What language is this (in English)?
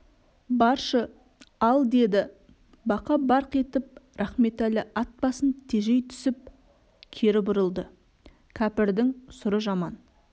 Kazakh